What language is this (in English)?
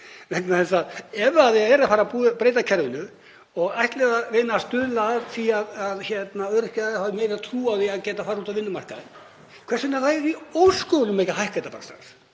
Icelandic